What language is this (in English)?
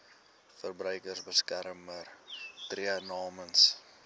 Afrikaans